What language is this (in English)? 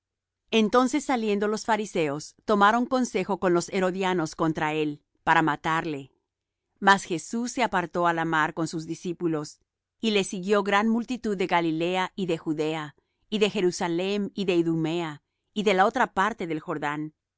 Spanish